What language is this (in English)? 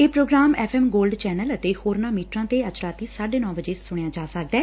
Punjabi